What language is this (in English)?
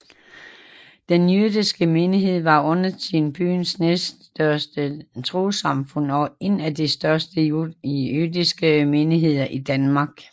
Danish